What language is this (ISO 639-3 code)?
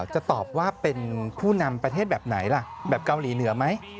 tha